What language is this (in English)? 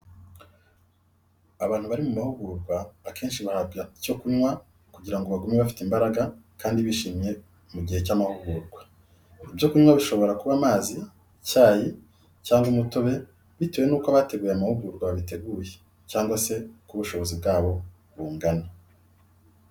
Kinyarwanda